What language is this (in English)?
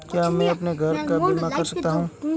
Hindi